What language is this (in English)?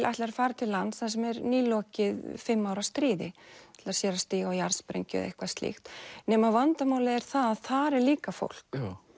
Icelandic